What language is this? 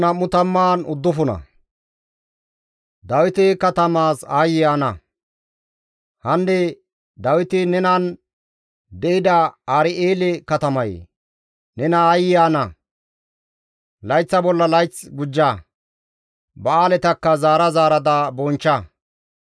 Gamo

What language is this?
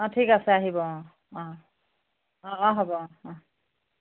Assamese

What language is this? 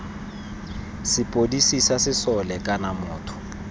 Tswana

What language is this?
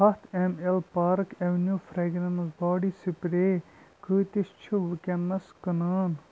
Kashmiri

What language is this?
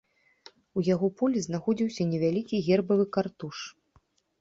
Belarusian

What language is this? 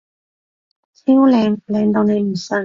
Cantonese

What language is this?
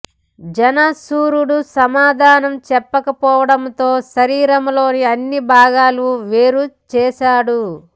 Telugu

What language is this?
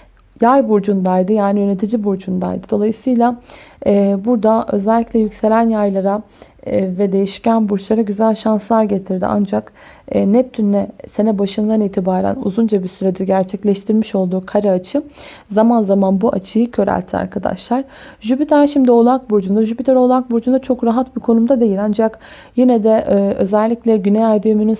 Turkish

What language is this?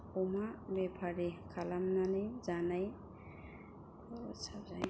Bodo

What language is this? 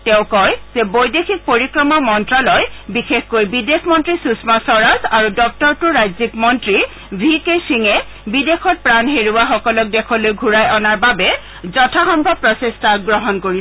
Assamese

